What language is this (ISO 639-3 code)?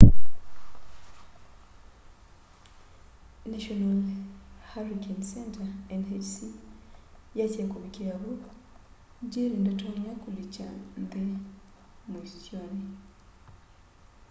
kam